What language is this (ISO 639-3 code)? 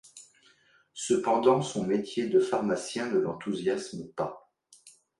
fra